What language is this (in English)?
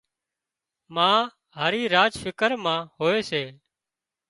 Wadiyara Koli